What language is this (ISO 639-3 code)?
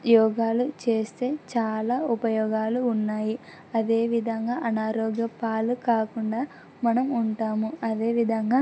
tel